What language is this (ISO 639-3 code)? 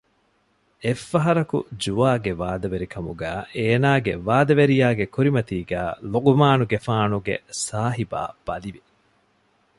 div